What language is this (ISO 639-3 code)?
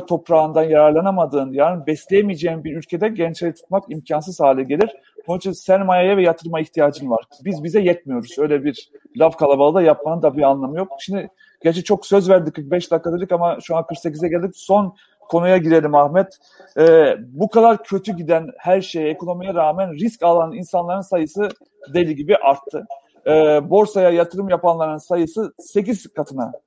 tur